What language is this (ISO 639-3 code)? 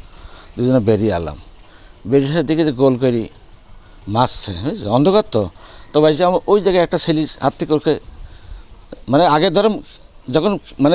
ara